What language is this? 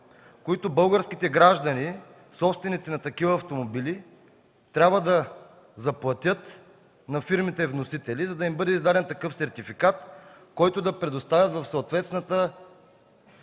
Bulgarian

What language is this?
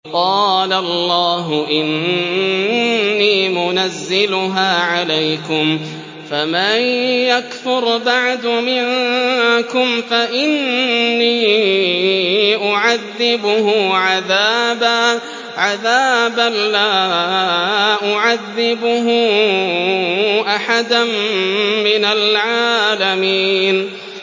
Arabic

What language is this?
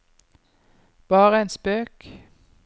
Norwegian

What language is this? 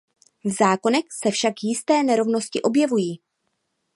Czech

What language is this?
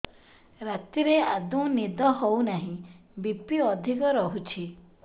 Odia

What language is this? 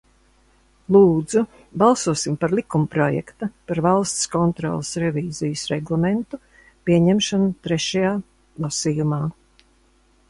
Latvian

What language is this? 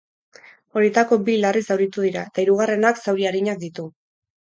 Basque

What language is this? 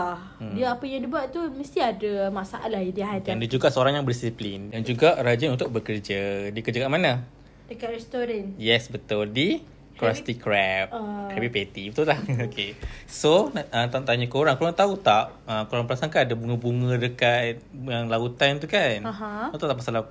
Malay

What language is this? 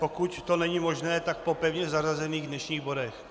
Czech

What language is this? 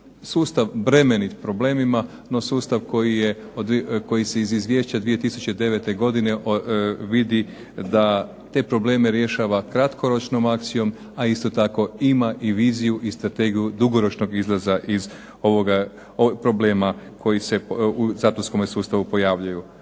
Croatian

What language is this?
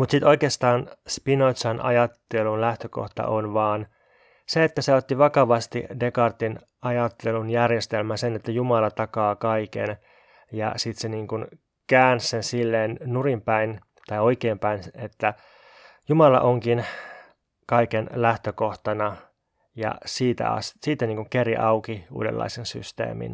Finnish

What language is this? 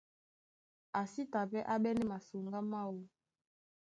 Duala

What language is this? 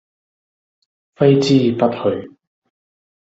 Cantonese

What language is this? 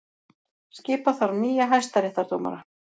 Icelandic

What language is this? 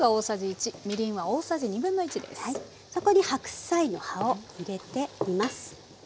Japanese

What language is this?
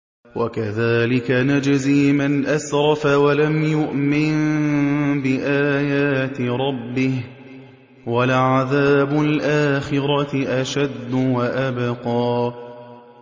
Arabic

